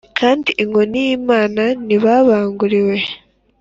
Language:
Kinyarwanda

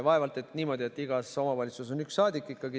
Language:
Estonian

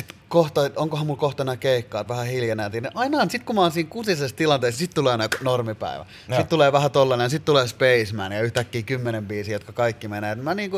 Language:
Finnish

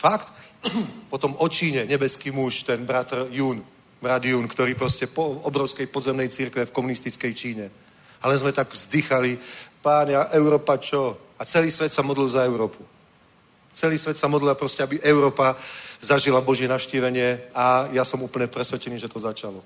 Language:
Czech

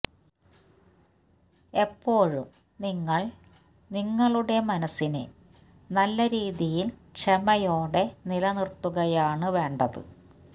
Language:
Malayalam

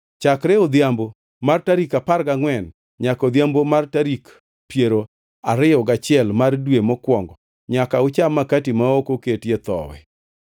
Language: Luo (Kenya and Tanzania)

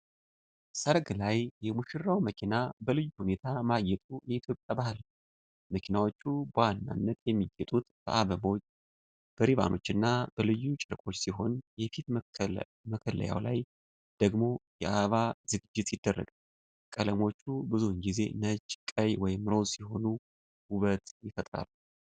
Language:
Amharic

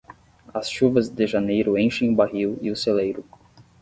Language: Portuguese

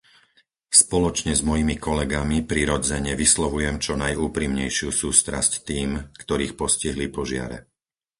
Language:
Slovak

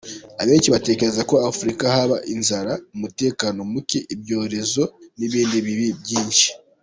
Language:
Kinyarwanda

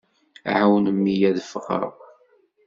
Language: Kabyle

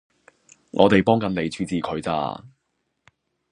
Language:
Cantonese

